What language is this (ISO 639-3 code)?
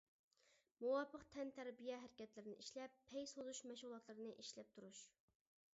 uig